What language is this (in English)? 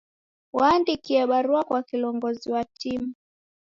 Taita